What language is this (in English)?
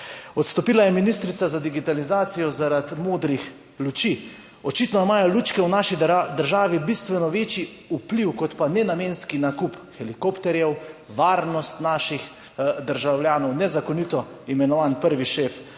Slovenian